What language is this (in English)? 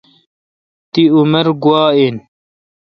Kalkoti